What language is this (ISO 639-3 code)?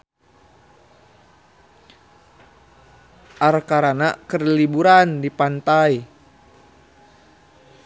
sun